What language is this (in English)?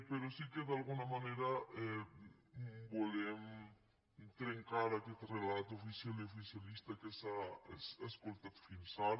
Catalan